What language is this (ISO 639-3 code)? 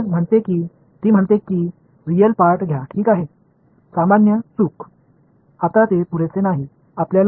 tam